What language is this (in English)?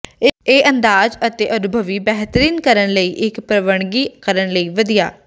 Punjabi